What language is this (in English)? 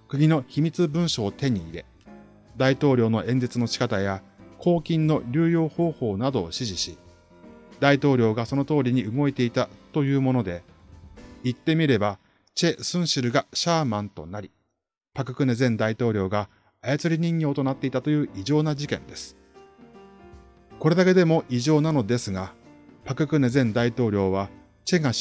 Japanese